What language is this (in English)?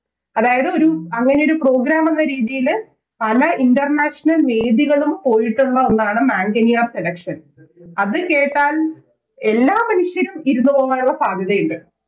Malayalam